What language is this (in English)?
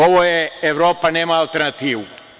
Serbian